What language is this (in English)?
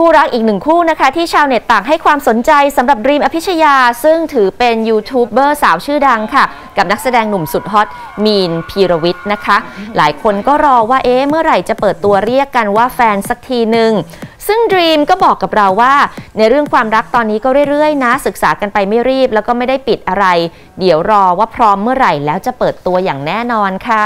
Thai